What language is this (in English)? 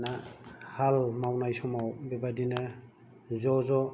Bodo